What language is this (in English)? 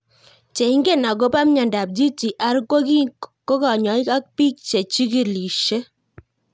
Kalenjin